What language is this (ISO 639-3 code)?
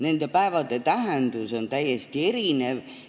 est